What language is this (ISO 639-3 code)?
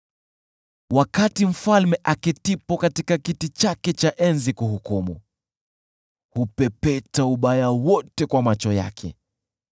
swa